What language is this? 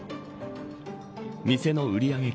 Japanese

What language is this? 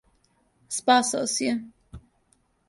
Serbian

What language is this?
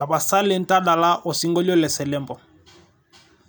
Masai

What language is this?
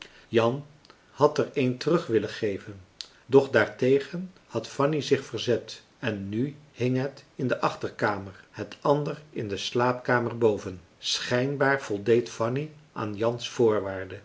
Dutch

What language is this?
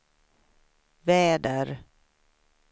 Swedish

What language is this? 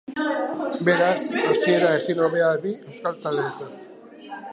Basque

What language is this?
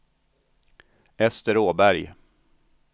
Swedish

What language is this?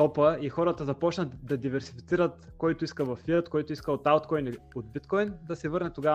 Bulgarian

